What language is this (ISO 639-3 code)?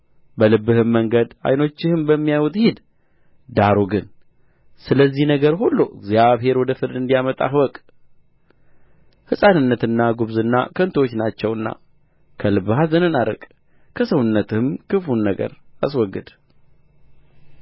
amh